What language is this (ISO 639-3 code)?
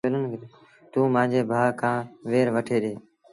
sbn